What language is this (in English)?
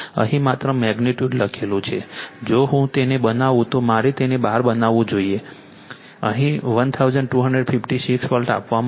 Gujarati